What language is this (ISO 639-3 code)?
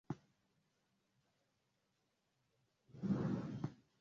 swa